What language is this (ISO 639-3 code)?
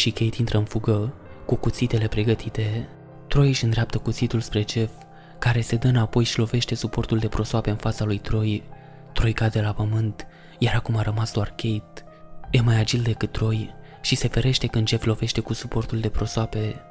ron